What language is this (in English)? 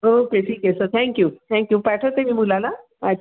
Marathi